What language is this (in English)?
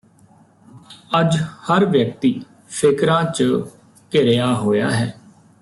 Punjabi